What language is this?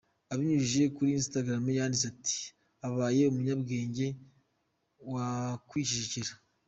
Kinyarwanda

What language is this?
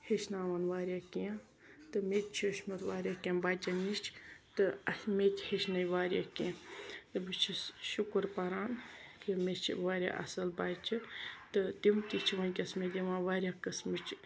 Kashmiri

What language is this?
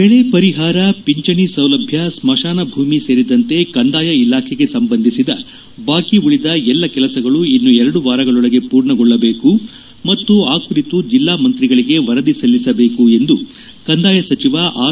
Kannada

